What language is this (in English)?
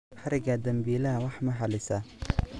Somali